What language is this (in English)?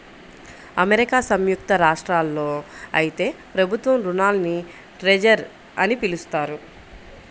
Telugu